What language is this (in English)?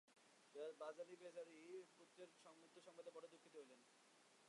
Bangla